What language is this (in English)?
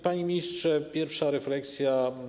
Polish